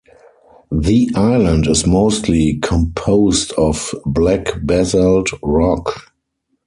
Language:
English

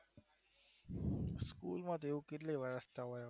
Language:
Gujarati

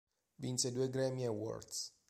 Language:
Italian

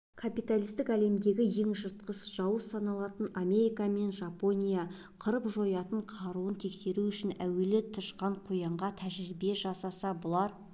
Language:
Kazakh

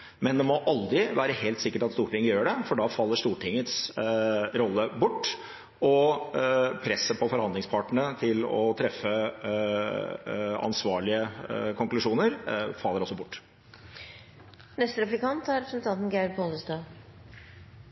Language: Norwegian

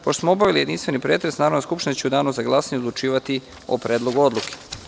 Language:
Serbian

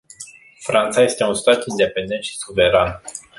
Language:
Romanian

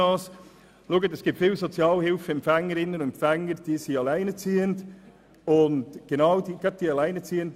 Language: Swiss German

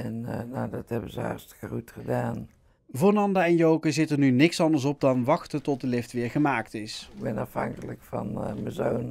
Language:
Dutch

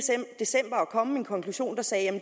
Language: Danish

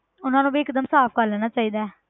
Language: Punjabi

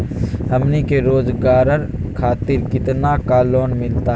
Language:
Magahi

